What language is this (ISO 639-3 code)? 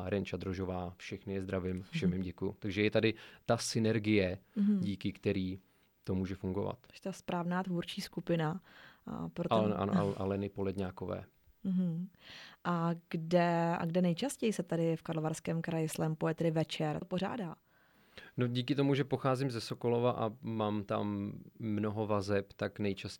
ces